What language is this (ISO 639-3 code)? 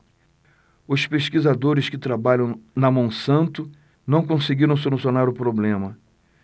por